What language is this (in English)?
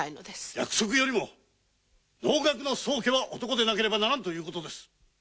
Japanese